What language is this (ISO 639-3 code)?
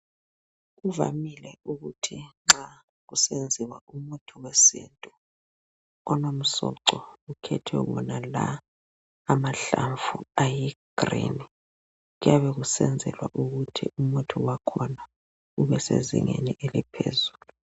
nde